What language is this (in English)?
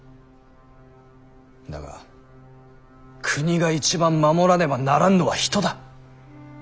Japanese